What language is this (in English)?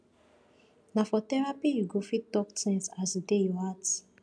Nigerian Pidgin